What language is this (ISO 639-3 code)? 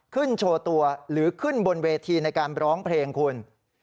tha